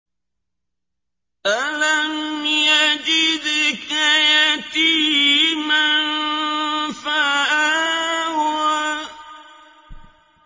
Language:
Arabic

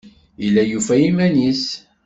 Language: Kabyle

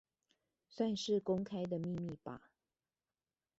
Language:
Chinese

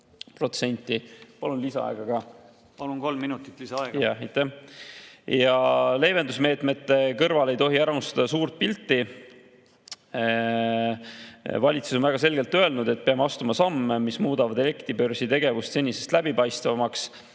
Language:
Estonian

